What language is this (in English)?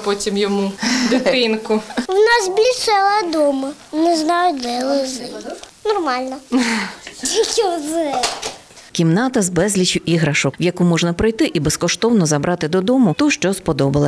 Ukrainian